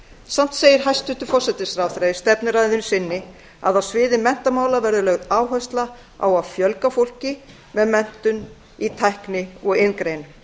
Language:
Icelandic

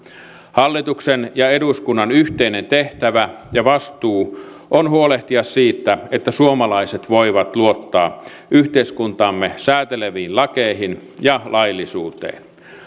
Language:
Finnish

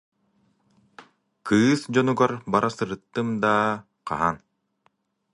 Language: Yakut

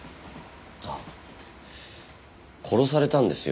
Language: Japanese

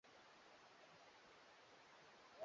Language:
Swahili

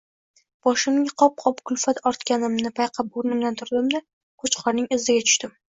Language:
Uzbek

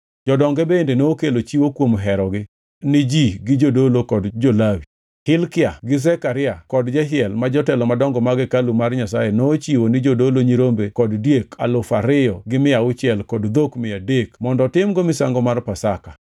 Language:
Luo (Kenya and Tanzania)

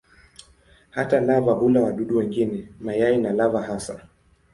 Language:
Swahili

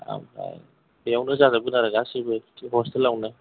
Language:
Bodo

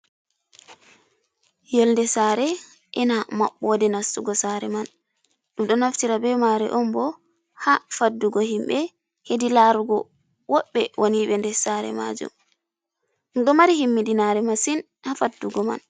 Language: Fula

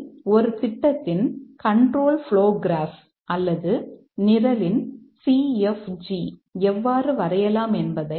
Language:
Tamil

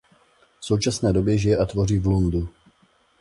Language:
Czech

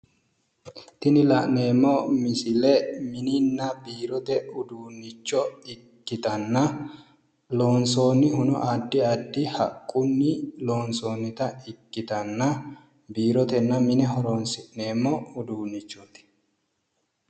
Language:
Sidamo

